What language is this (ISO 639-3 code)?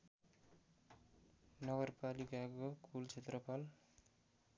nep